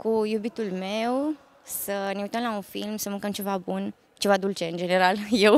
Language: Romanian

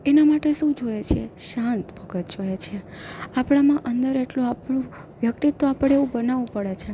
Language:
Gujarati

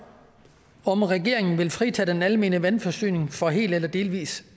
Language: Danish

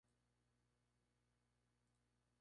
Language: Spanish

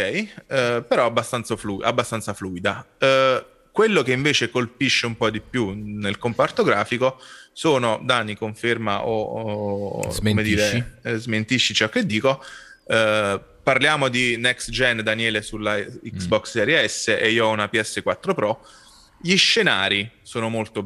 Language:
Italian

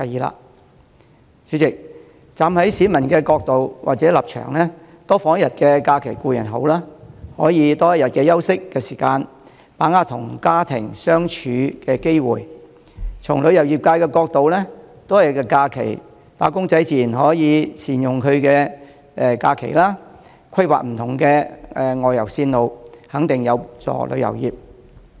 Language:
Cantonese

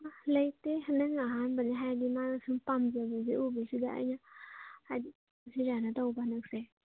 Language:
Manipuri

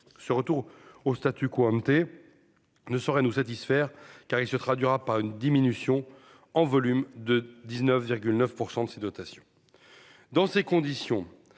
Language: French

